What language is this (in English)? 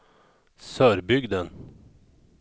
Swedish